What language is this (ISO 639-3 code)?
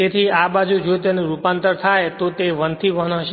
guj